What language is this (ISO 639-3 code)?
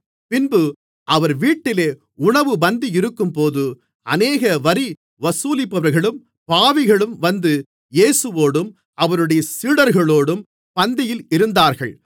tam